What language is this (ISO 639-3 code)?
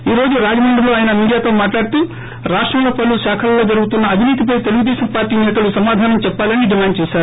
tel